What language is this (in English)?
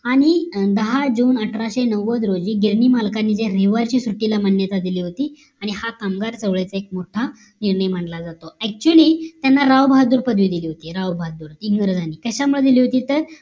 Marathi